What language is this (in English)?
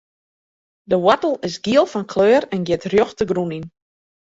Western Frisian